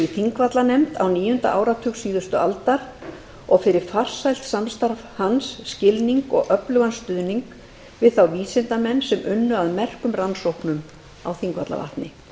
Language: Icelandic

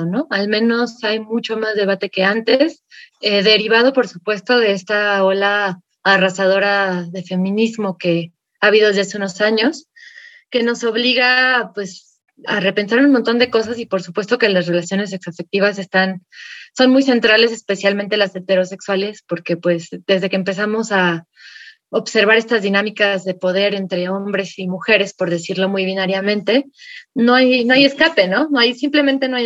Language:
Spanish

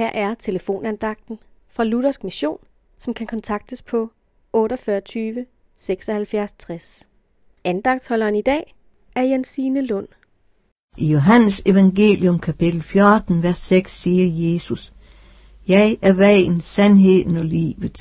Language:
Danish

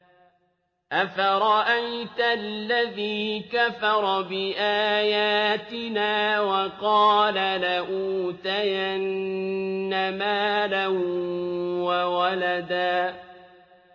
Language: Arabic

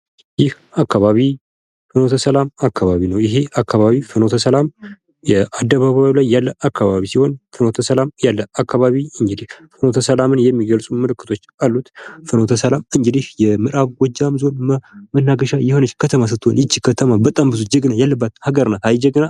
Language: Amharic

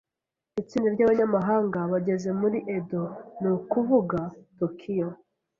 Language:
Kinyarwanda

